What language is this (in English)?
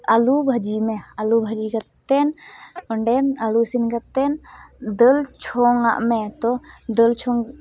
Santali